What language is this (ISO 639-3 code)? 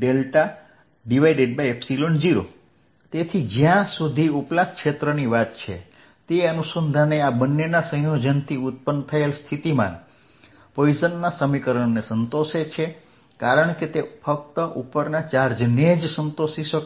guj